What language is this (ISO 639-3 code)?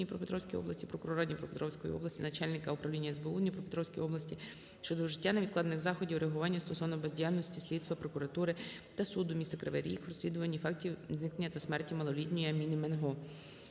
ukr